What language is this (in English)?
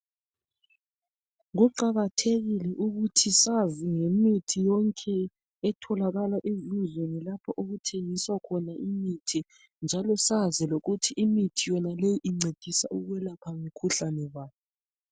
North Ndebele